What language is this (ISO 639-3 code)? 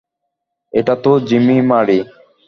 ben